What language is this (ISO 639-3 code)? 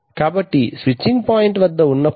tel